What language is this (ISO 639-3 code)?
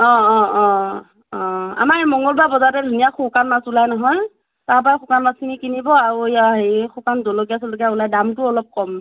asm